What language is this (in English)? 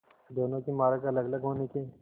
Hindi